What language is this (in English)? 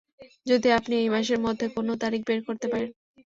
Bangla